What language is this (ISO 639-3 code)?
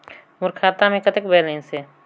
hne